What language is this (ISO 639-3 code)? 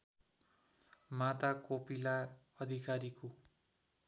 nep